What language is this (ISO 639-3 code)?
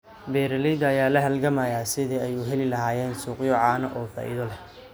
som